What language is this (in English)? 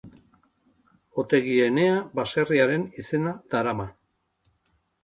Basque